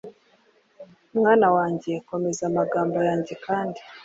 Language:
Kinyarwanda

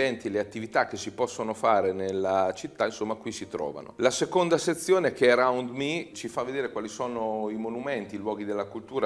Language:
Italian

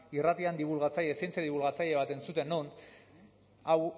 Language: Basque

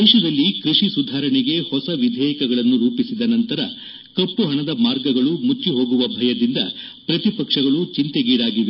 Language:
Kannada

